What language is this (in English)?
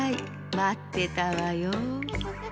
Japanese